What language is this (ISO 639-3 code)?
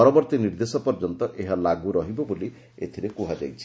ori